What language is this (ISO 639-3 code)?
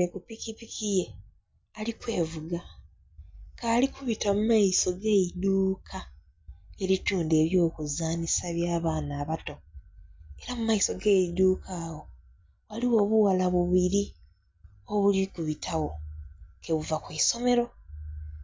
xog